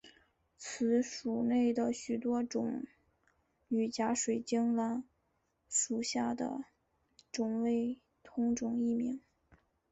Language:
Chinese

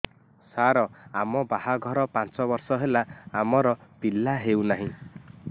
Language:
Odia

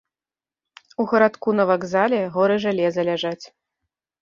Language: Belarusian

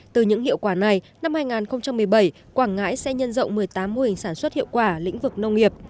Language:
Vietnamese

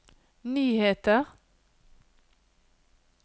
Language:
Norwegian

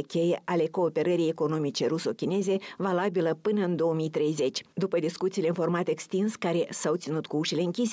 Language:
Romanian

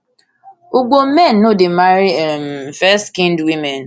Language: Nigerian Pidgin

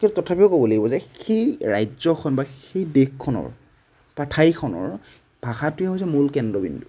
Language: Assamese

